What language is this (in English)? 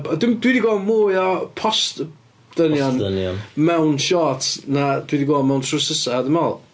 Welsh